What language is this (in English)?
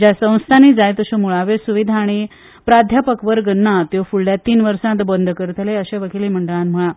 Konkani